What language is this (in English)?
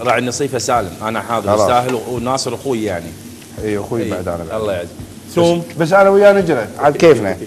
Arabic